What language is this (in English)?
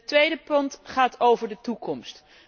Dutch